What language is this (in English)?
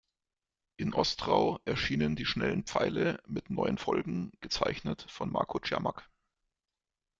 German